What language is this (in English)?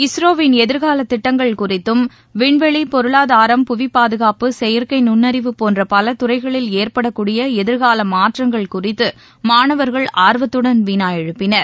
Tamil